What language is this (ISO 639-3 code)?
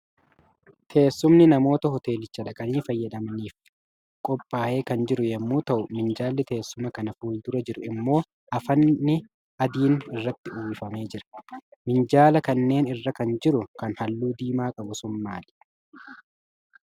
orm